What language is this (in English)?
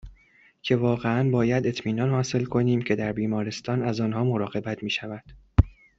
Persian